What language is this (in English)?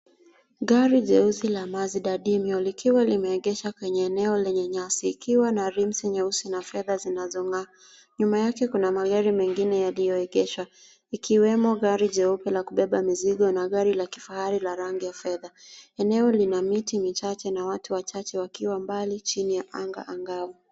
Swahili